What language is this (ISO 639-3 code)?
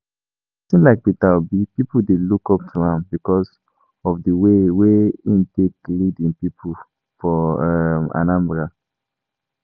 pcm